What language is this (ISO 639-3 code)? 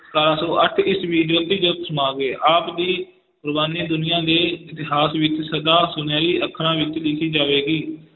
pan